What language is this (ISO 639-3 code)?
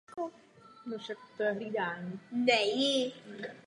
ces